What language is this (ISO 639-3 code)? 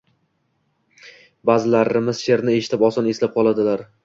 uzb